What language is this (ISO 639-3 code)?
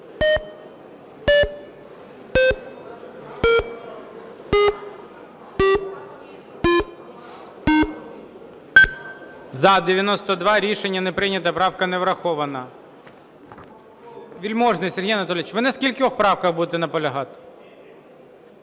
ukr